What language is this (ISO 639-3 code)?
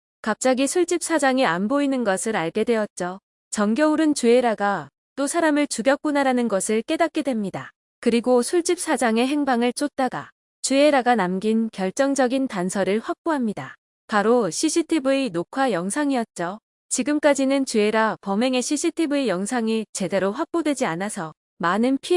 kor